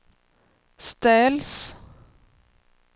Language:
Swedish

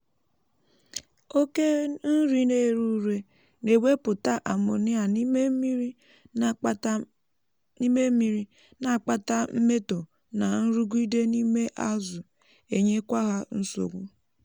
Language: Igbo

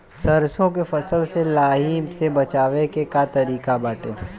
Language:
Bhojpuri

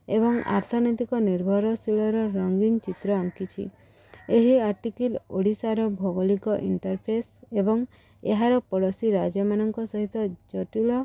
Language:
Odia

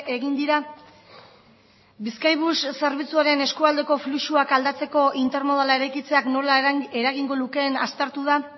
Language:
Basque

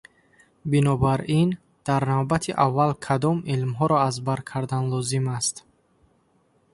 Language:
Tajik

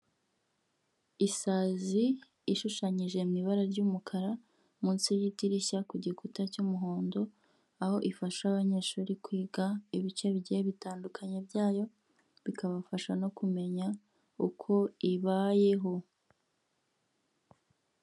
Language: Kinyarwanda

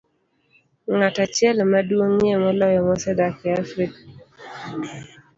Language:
Luo (Kenya and Tanzania)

